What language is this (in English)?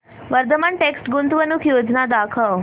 Marathi